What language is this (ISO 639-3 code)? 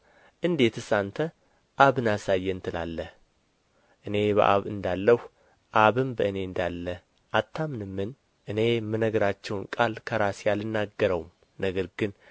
amh